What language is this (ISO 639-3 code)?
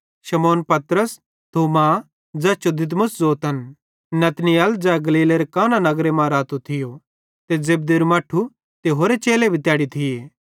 bhd